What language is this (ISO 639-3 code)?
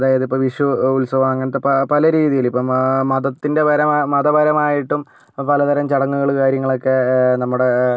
mal